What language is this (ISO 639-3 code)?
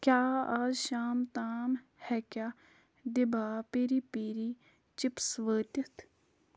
kas